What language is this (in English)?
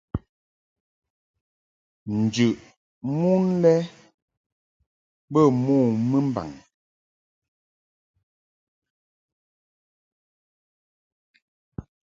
Mungaka